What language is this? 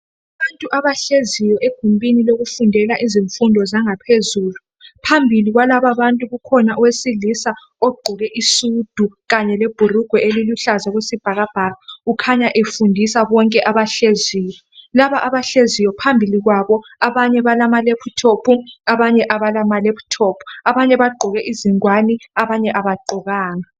North Ndebele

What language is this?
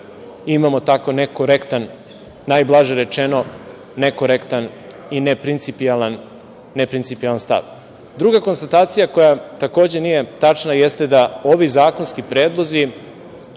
Serbian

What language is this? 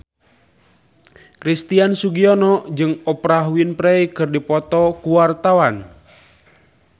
Sundanese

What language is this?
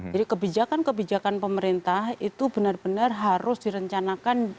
Indonesian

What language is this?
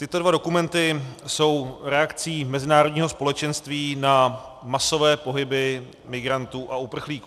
Czech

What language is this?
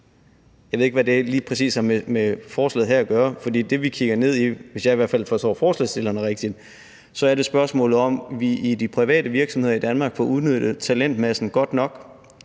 Danish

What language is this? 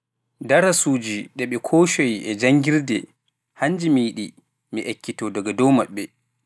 Pular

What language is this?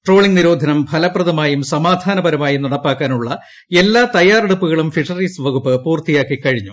Malayalam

